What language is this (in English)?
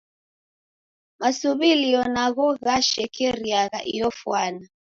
Taita